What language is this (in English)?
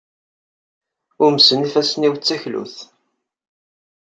Kabyle